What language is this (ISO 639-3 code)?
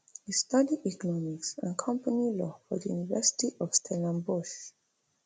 pcm